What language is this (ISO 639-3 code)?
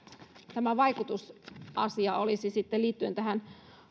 fin